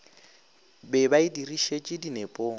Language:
Northern Sotho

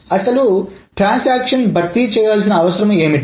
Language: Telugu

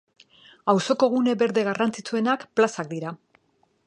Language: Basque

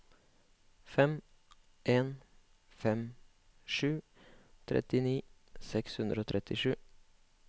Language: Norwegian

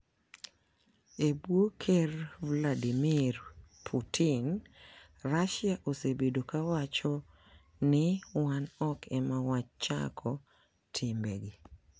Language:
Luo (Kenya and Tanzania)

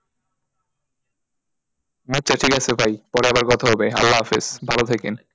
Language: Bangla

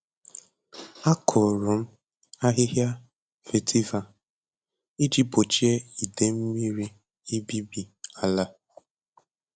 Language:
Igbo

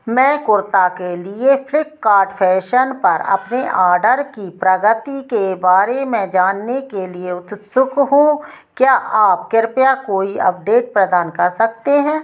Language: Hindi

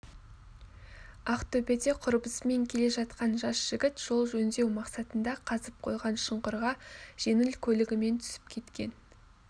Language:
Kazakh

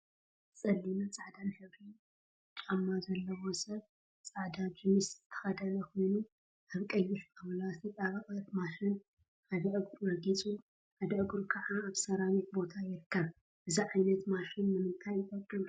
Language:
Tigrinya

